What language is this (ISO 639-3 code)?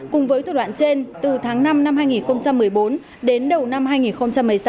vie